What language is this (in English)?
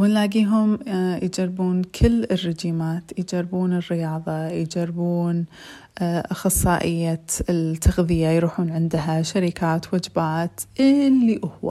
Arabic